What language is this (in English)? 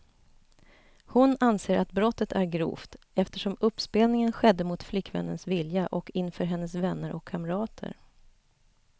Swedish